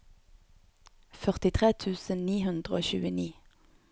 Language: Norwegian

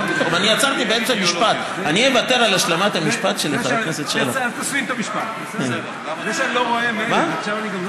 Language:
Hebrew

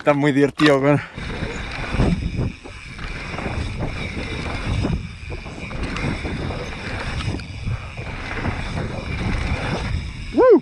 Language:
Spanish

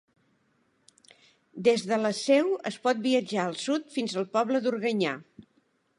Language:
Catalan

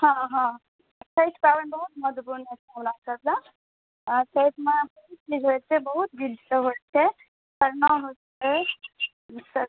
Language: Maithili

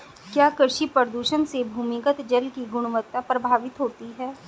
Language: Hindi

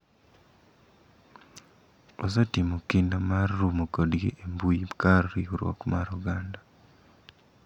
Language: Luo (Kenya and Tanzania)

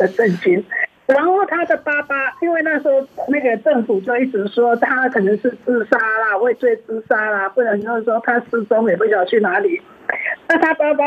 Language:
Chinese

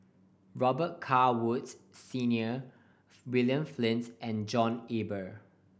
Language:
English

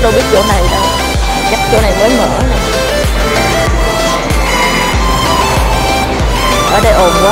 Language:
Vietnamese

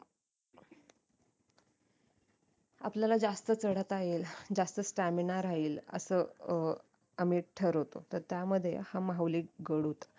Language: Marathi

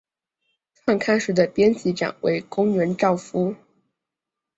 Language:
Chinese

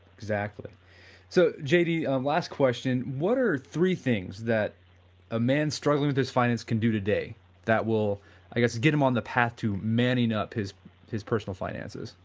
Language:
English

